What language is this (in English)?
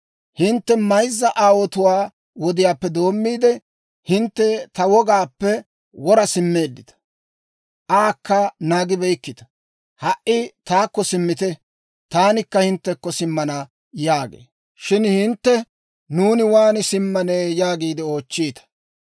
Dawro